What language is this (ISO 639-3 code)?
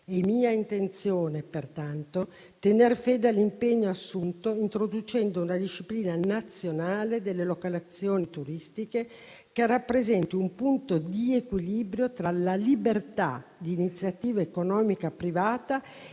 ita